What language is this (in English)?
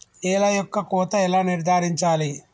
Telugu